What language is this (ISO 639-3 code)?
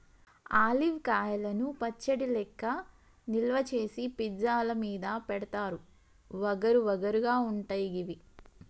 tel